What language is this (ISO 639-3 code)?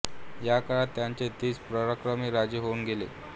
mar